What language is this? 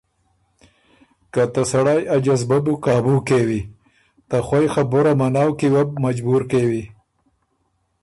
Ormuri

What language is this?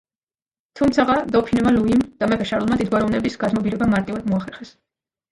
Georgian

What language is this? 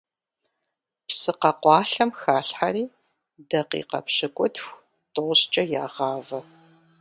Kabardian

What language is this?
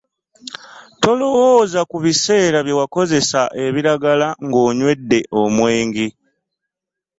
Ganda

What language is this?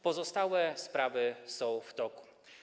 Polish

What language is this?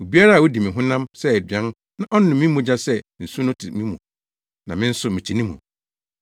Akan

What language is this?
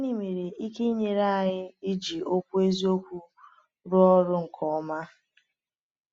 Igbo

